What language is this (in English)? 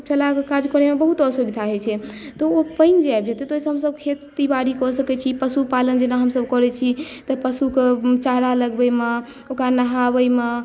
Maithili